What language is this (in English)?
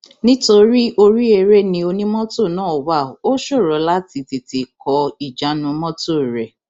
Yoruba